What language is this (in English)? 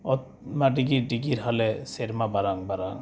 Santali